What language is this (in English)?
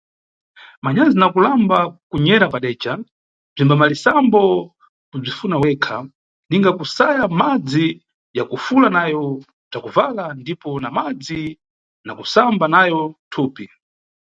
Nyungwe